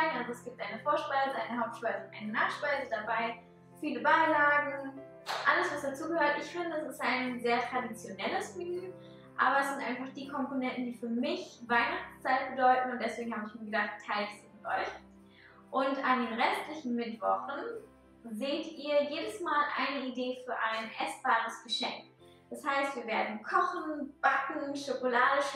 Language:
German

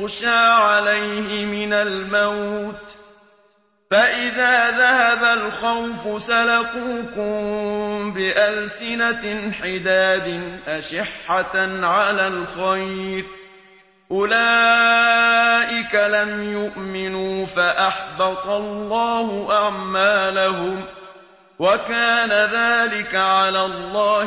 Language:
Arabic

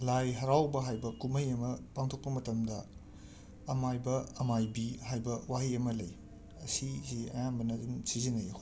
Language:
Manipuri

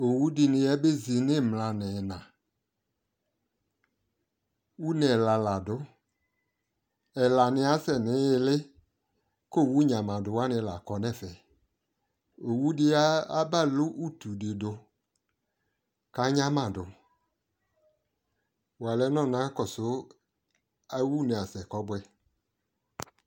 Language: Ikposo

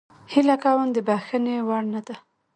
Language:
Pashto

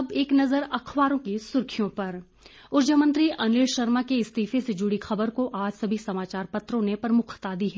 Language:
Hindi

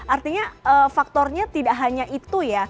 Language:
Indonesian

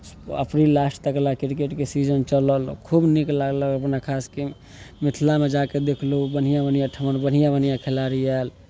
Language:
Maithili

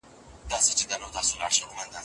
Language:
Pashto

